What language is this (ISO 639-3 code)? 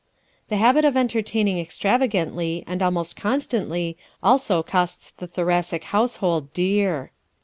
eng